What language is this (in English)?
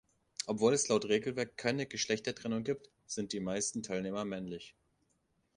German